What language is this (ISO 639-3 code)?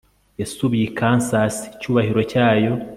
kin